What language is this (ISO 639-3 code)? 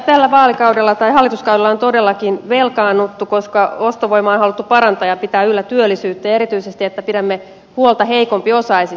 fin